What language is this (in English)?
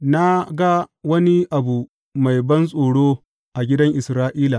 Hausa